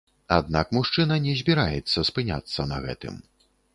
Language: Belarusian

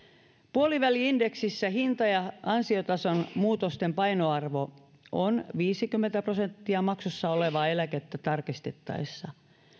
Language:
Finnish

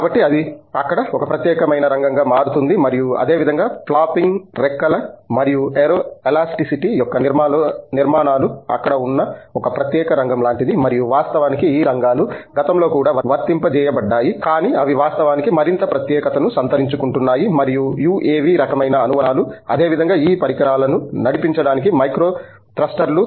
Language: Telugu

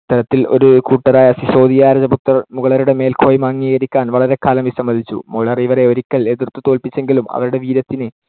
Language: Malayalam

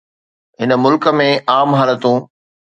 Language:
Sindhi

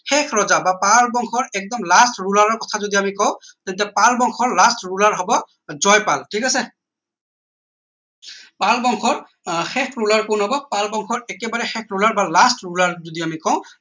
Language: Assamese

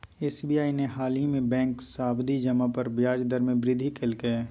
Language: Magahi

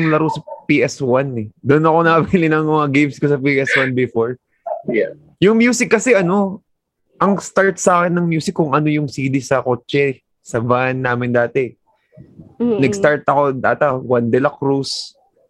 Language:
Filipino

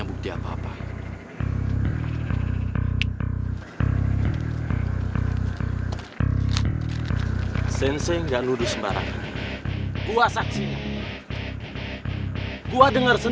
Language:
Indonesian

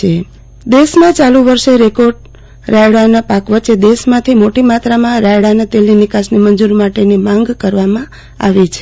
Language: Gujarati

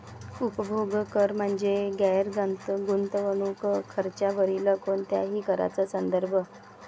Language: Marathi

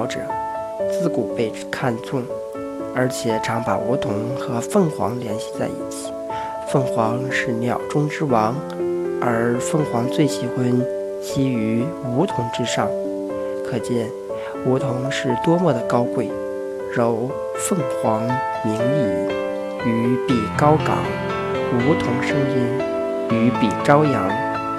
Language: Chinese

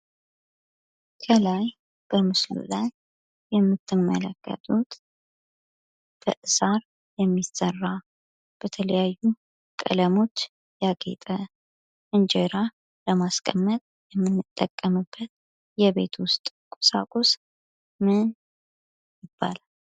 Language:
Amharic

